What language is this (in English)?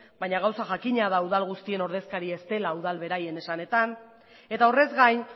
Basque